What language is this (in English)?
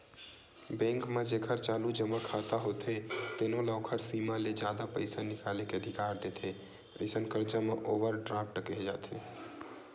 Chhattisgarhi